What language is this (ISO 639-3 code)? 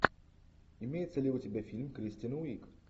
rus